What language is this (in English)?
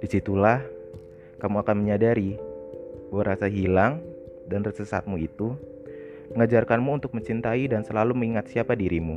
Indonesian